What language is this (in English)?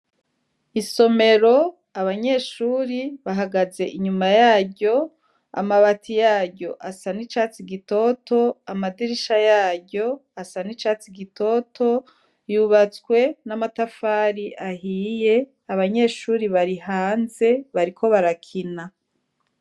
Rundi